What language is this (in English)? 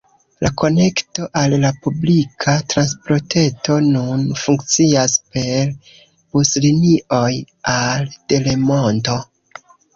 Esperanto